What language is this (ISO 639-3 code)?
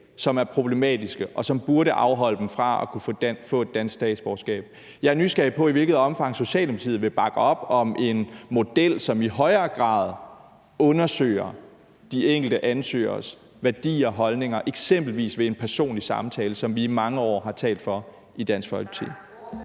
dan